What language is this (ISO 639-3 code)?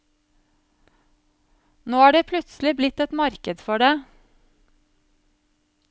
nor